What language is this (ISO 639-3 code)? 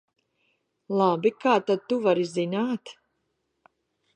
lav